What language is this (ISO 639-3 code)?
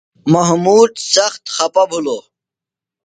phl